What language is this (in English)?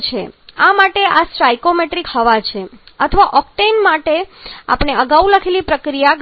Gujarati